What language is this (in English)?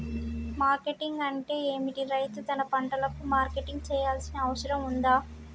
Telugu